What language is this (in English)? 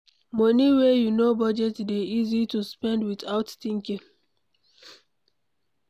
Nigerian Pidgin